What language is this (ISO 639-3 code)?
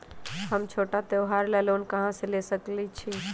mag